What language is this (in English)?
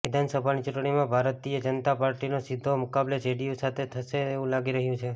Gujarati